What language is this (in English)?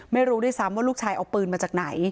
Thai